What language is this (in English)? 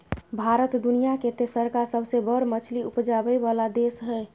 Maithili